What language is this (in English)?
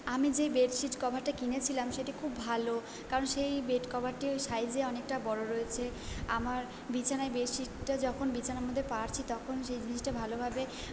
Bangla